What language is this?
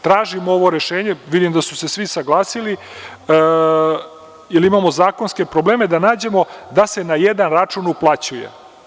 Serbian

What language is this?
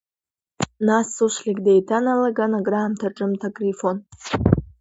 Abkhazian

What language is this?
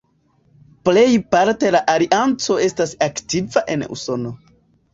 Esperanto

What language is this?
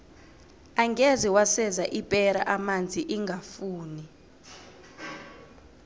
South Ndebele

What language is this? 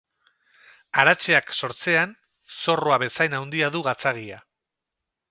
Basque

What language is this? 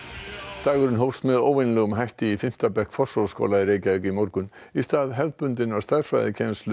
Icelandic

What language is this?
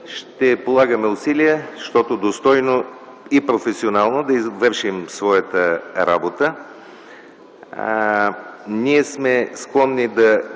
Bulgarian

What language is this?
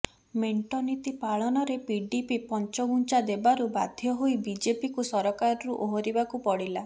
Odia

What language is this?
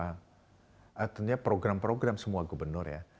Indonesian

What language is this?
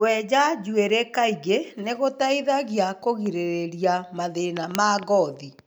Kikuyu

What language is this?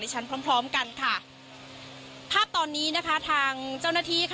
Thai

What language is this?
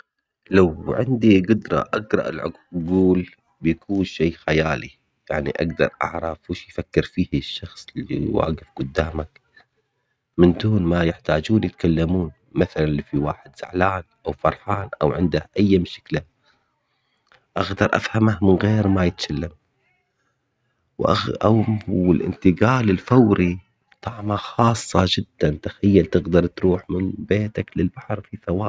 Omani Arabic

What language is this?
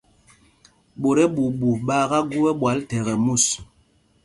Mpumpong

